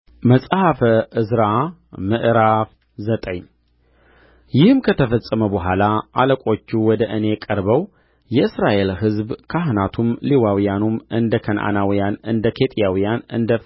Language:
Amharic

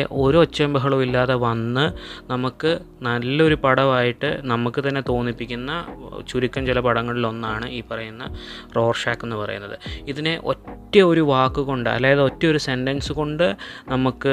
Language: Malayalam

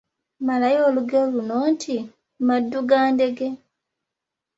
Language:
Ganda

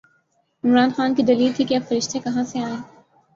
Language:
Urdu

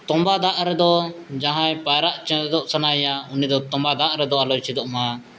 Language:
Santali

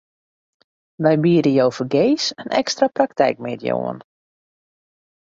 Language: Western Frisian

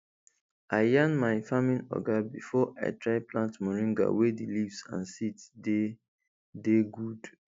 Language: Nigerian Pidgin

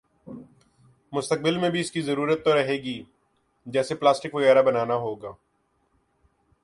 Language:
Urdu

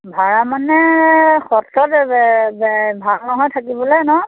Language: Assamese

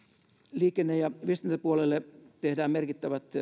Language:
Finnish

